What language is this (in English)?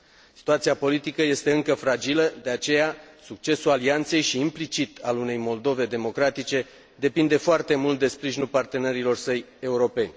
Romanian